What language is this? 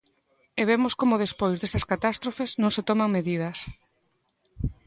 Galician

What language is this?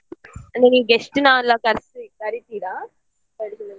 Kannada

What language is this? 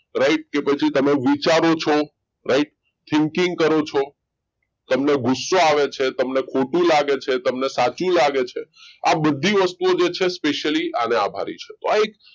Gujarati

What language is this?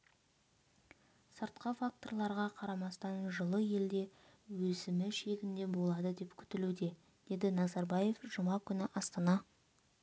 Kazakh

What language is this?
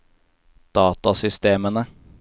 Norwegian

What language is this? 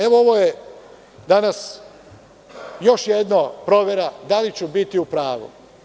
Serbian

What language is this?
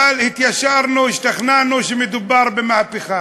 Hebrew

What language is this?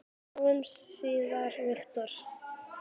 Icelandic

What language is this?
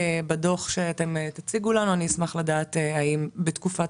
Hebrew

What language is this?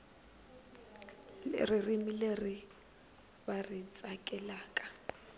Tsonga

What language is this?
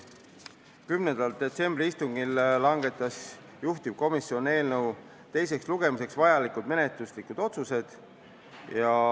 Estonian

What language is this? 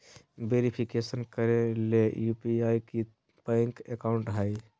Magahi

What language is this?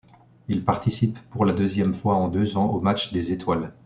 French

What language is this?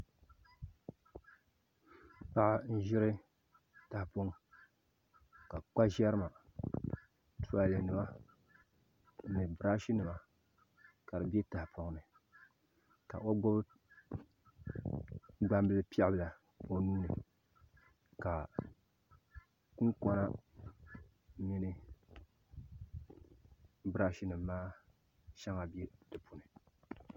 Dagbani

